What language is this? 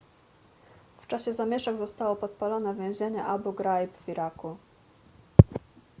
Polish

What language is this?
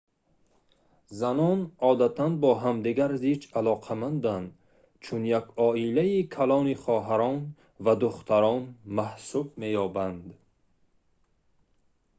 Tajik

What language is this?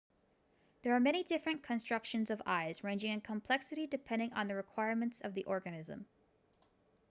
English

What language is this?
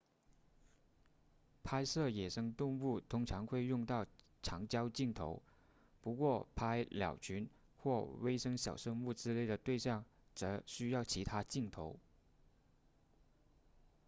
Chinese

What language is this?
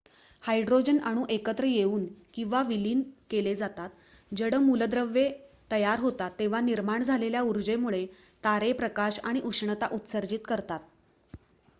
Marathi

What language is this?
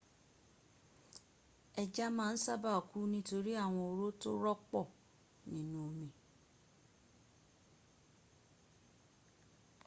Yoruba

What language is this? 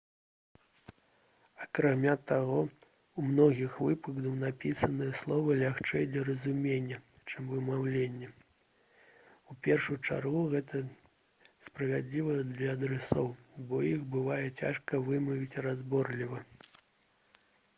Belarusian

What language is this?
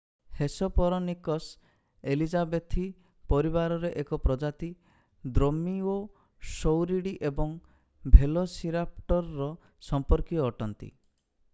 Odia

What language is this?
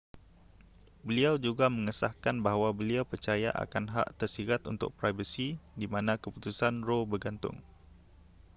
Malay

